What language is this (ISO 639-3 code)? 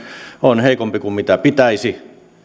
fin